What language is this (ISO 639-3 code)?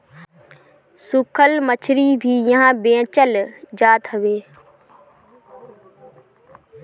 bho